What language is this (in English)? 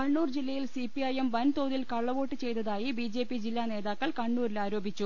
Malayalam